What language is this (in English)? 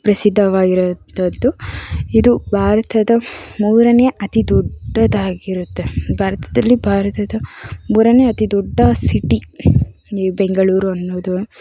Kannada